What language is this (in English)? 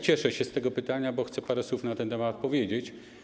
Polish